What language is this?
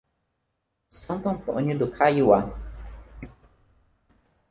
Portuguese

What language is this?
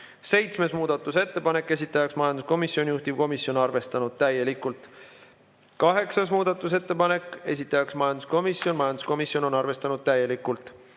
Estonian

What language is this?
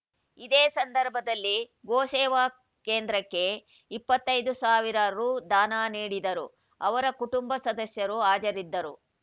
Kannada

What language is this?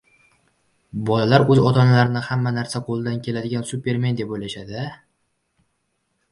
Uzbek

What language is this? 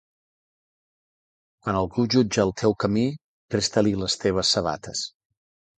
Catalan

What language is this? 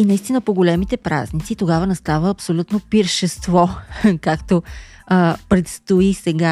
Bulgarian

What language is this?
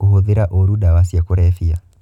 Kikuyu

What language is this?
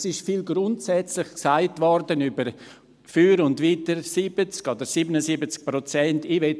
Swiss German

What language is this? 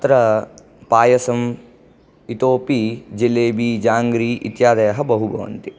Sanskrit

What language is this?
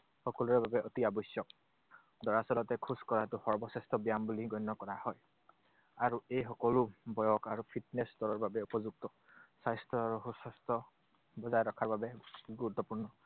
Assamese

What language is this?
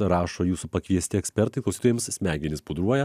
Lithuanian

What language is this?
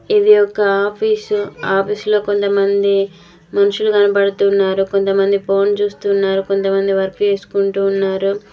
Telugu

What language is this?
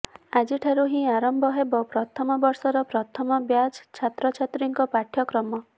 Odia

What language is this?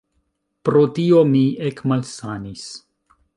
Esperanto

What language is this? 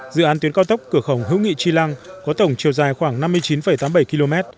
Vietnamese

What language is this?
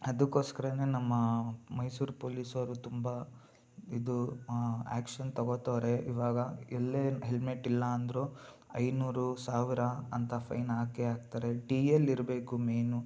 Kannada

